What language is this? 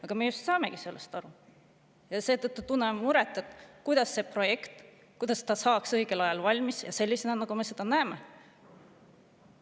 Estonian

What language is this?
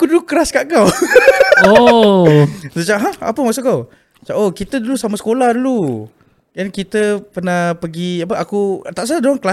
Malay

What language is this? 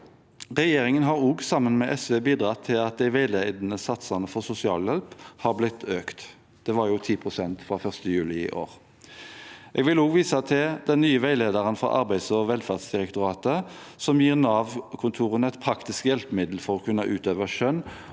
Norwegian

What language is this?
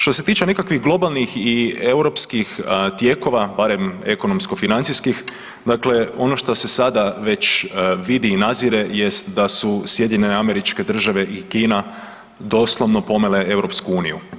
Croatian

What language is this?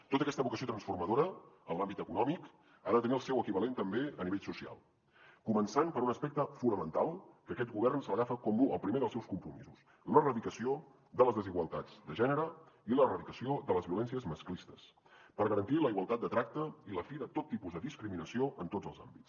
Catalan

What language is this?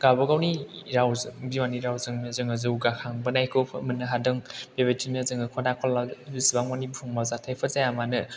Bodo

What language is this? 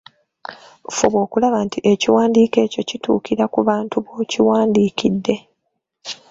Ganda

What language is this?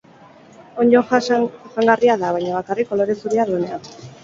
Basque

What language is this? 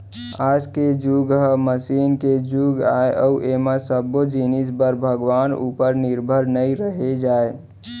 Chhattisgarhi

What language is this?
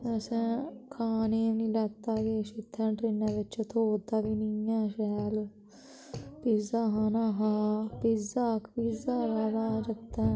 Dogri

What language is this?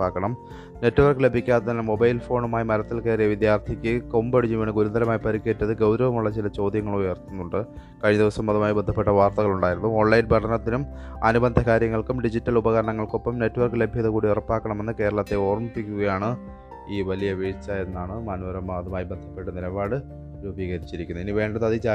Malayalam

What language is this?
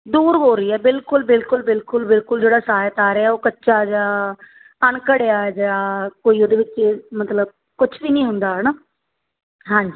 Punjabi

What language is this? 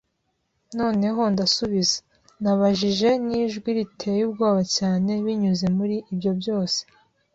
Kinyarwanda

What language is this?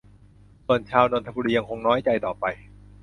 Thai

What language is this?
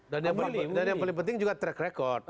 Indonesian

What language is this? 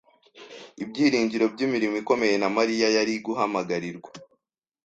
Kinyarwanda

